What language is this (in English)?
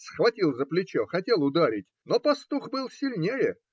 Russian